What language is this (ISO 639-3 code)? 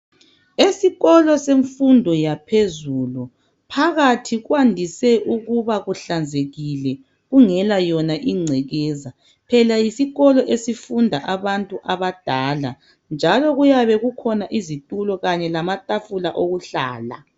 nde